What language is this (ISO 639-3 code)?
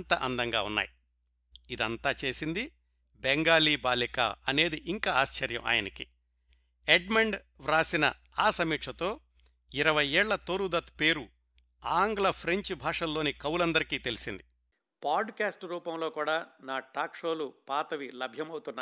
tel